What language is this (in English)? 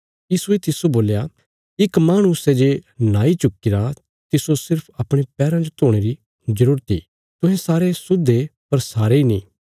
Bilaspuri